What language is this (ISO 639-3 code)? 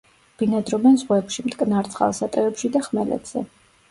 kat